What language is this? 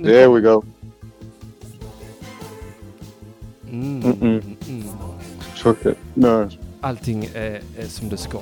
Swedish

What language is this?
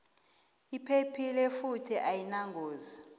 South Ndebele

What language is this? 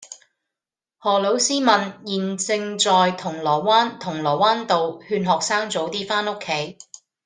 Cantonese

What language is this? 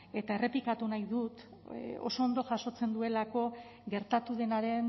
Basque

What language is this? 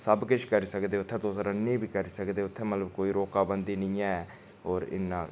Dogri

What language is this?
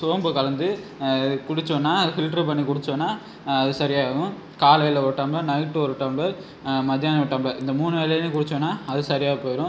Tamil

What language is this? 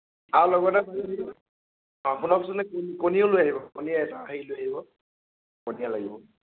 Assamese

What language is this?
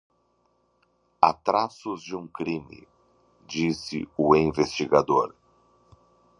Portuguese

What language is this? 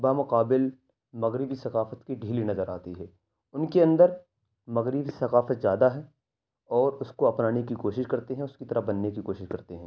Urdu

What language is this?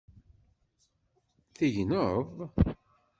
Kabyle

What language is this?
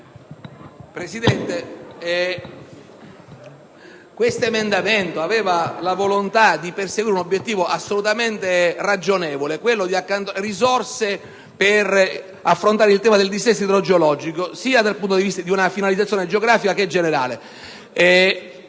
Italian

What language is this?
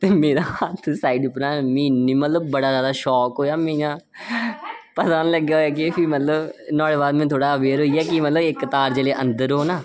Dogri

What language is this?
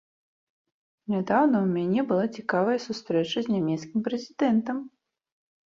Belarusian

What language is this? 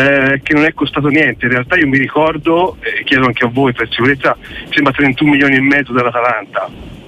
Italian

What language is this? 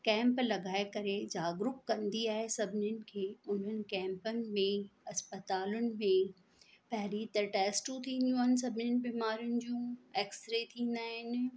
Sindhi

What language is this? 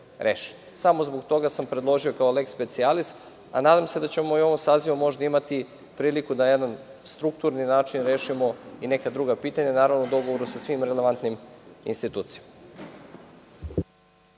Serbian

